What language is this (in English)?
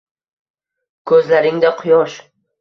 Uzbek